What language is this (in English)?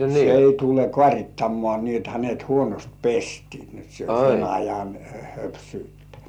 Finnish